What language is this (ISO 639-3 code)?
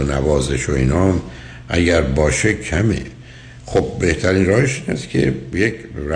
fas